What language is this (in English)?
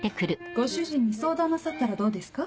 Japanese